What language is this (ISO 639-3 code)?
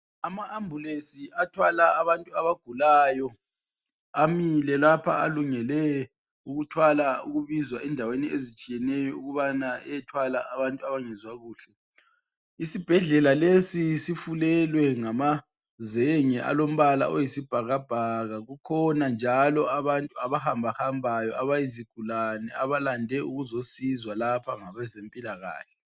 nde